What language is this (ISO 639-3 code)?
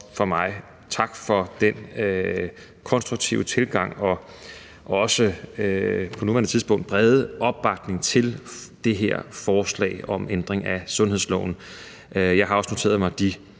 dan